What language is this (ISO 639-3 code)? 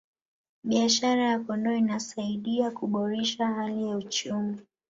swa